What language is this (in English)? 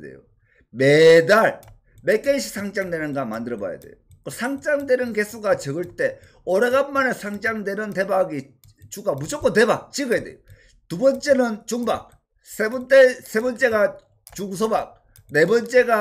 Korean